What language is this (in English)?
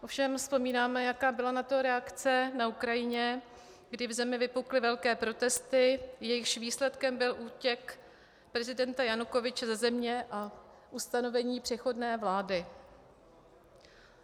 Czech